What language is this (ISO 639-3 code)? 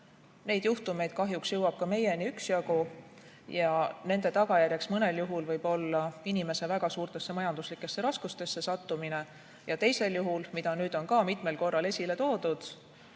est